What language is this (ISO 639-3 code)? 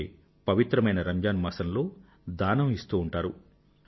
tel